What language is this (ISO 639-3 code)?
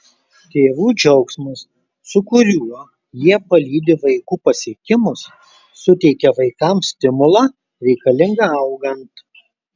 lit